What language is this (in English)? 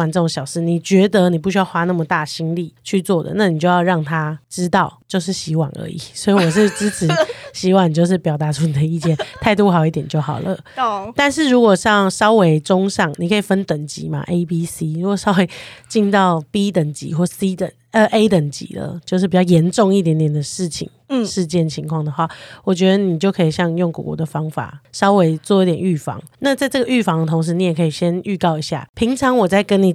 Chinese